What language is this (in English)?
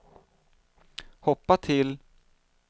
Swedish